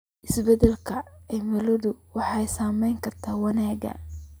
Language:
Somali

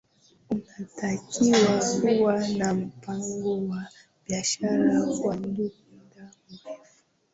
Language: Swahili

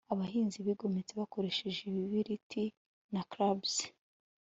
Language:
Kinyarwanda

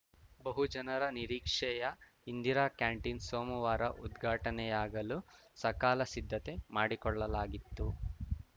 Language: Kannada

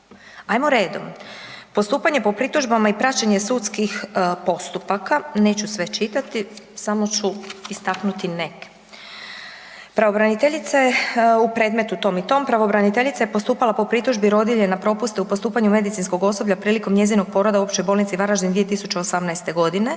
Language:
Croatian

